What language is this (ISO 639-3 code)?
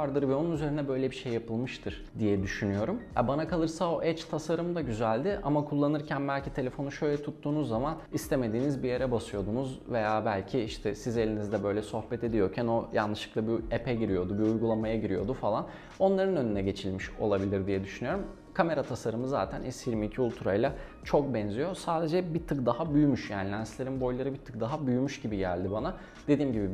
tur